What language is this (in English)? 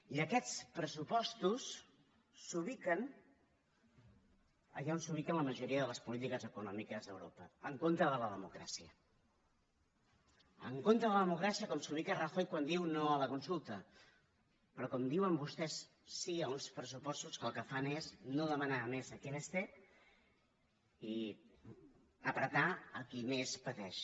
Catalan